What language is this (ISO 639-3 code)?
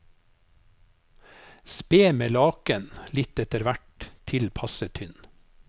nor